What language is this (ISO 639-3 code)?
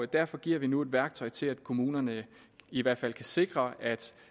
dan